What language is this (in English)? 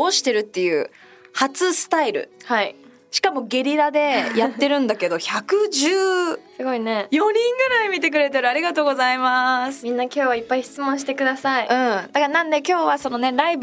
Japanese